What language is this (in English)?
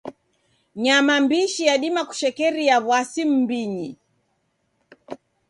Taita